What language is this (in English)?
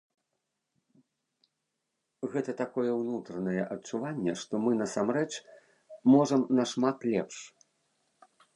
Belarusian